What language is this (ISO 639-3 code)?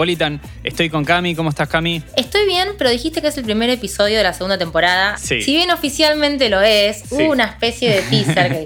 spa